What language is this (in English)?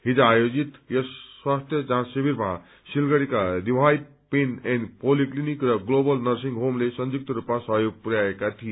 Nepali